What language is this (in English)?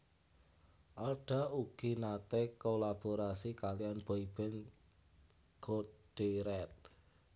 Javanese